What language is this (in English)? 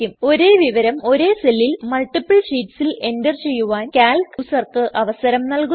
Malayalam